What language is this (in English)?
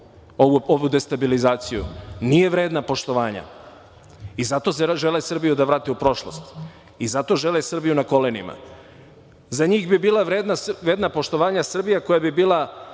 Serbian